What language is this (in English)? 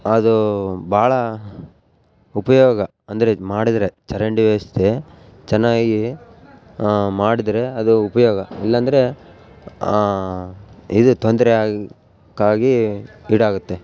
Kannada